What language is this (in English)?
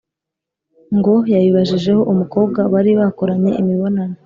Kinyarwanda